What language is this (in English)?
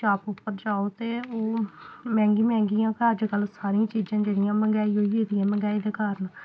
Dogri